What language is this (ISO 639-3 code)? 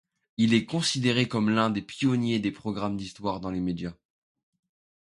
fra